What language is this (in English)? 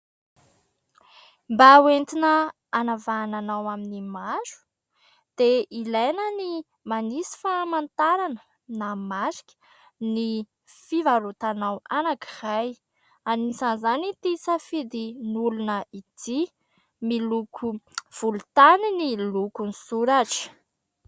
Malagasy